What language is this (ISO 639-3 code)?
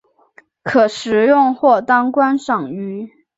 zho